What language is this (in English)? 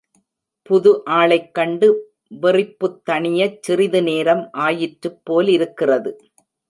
Tamil